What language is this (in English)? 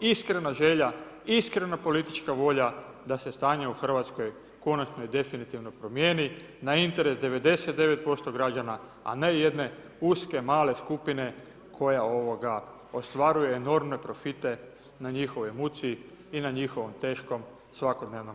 Croatian